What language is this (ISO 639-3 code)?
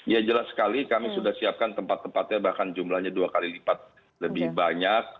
ind